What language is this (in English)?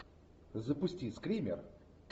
Russian